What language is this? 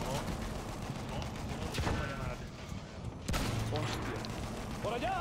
Spanish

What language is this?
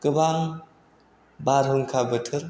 Bodo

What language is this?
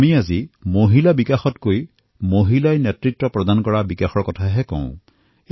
Assamese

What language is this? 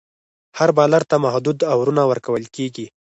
Pashto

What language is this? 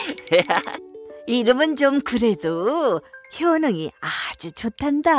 Korean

